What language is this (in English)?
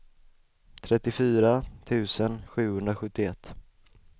Swedish